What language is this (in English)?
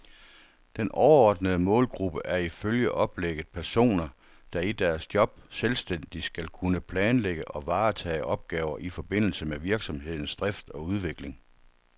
Danish